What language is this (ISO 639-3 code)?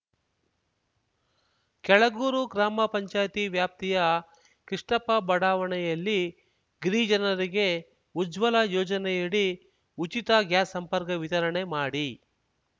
kan